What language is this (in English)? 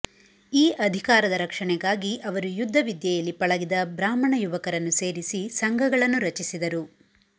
Kannada